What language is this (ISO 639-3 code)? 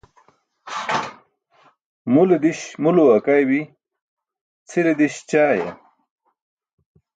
bsk